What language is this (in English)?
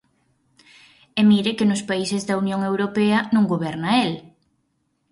Galician